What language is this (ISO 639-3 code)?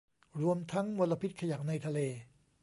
tha